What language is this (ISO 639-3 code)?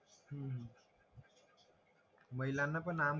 mar